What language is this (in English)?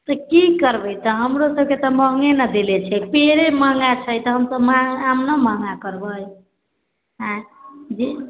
Maithili